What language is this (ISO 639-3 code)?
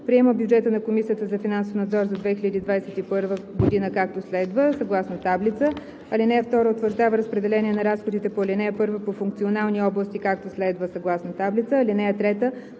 bul